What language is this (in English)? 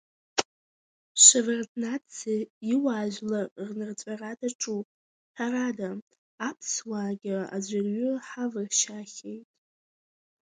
Abkhazian